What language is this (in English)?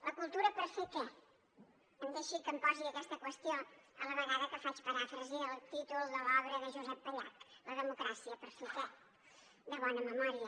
Catalan